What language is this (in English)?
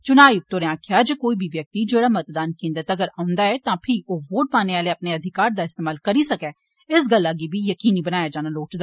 Dogri